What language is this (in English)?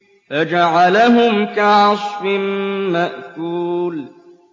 Arabic